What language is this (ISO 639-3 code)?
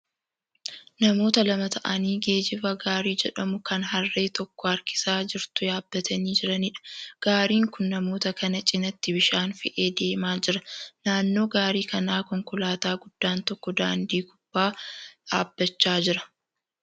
orm